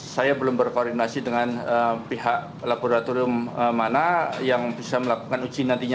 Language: Indonesian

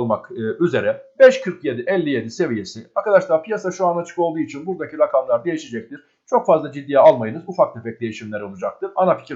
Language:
Turkish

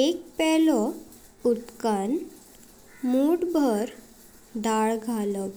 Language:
Konkani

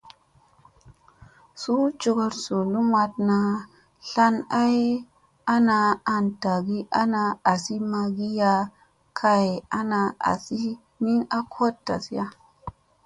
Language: Musey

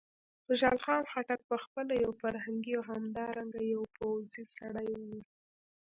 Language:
Pashto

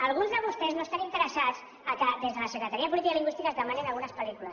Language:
Catalan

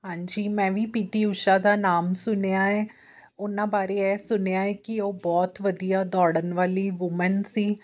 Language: Punjabi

